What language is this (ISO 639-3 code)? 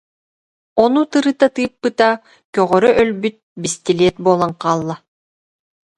sah